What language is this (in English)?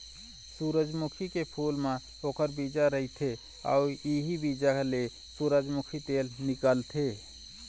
Chhattisgarhi